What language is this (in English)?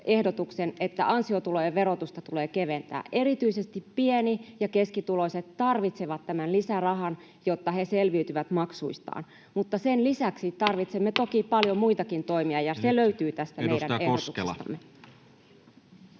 Finnish